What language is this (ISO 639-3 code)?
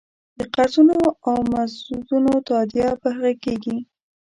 pus